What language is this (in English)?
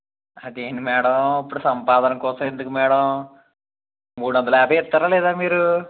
Telugu